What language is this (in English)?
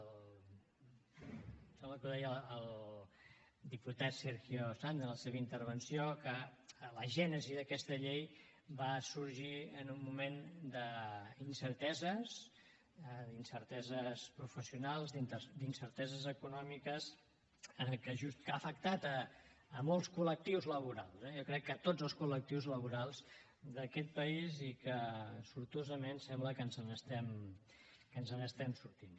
Catalan